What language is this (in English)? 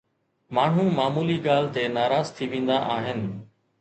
Sindhi